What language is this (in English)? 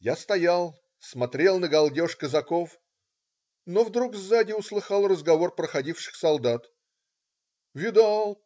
Russian